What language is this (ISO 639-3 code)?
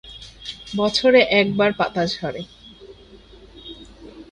ben